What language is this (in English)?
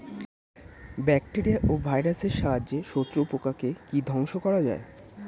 Bangla